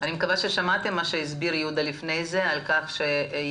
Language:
Hebrew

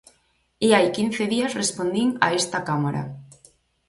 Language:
Galician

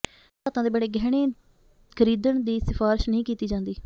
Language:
Punjabi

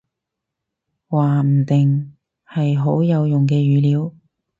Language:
Cantonese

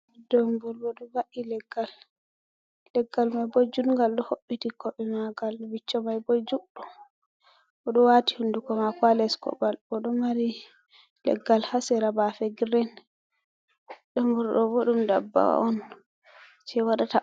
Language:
Fula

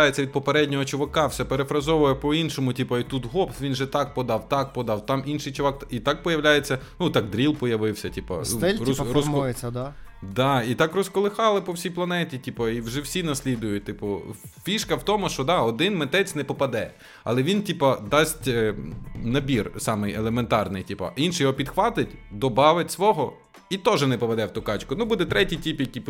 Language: Ukrainian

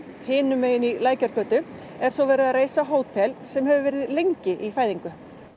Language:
Icelandic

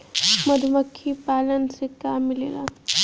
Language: Bhojpuri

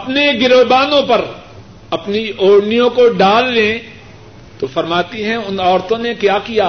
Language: Urdu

